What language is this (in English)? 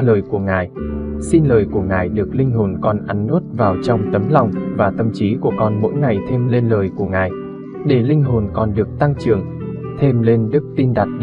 Vietnamese